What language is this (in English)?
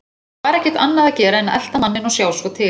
Icelandic